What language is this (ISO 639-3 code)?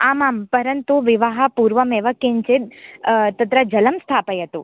san